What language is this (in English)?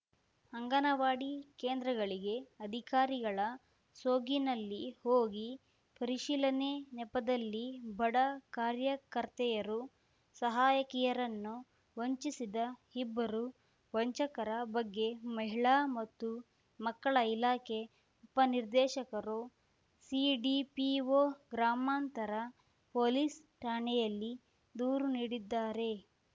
Kannada